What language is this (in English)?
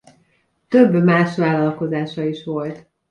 Hungarian